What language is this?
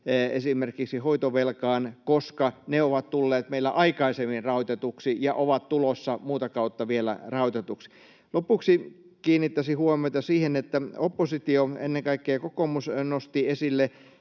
Finnish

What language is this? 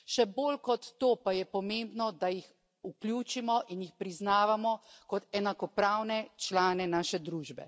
Slovenian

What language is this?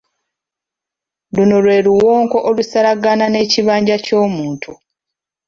Ganda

